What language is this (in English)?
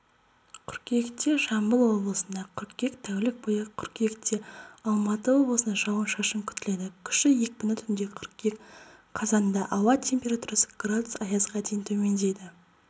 Kazakh